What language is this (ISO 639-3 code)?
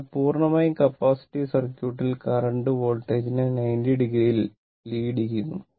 mal